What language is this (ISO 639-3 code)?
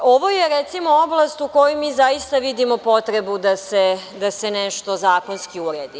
srp